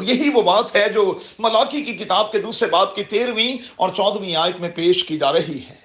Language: Urdu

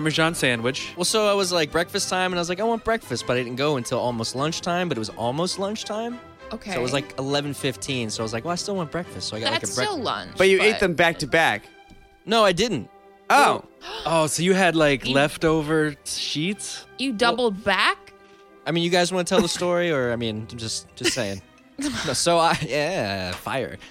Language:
English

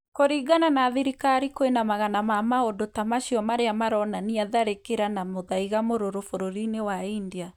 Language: Kikuyu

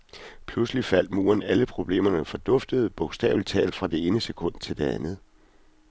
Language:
Danish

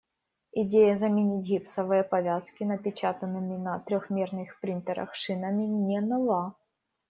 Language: Russian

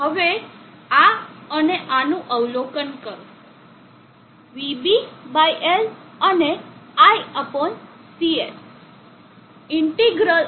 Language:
Gujarati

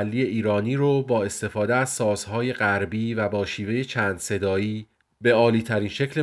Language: Persian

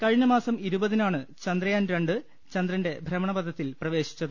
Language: Malayalam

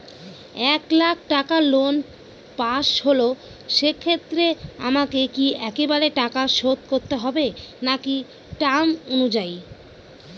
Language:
Bangla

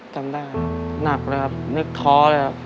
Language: Thai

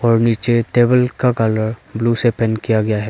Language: Hindi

